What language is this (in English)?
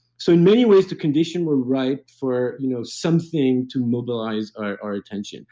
English